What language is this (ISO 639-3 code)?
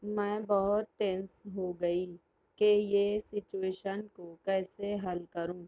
urd